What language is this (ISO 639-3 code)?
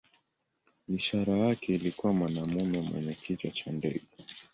swa